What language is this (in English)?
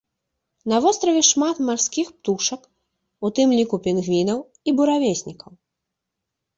Belarusian